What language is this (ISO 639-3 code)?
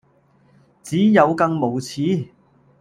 yue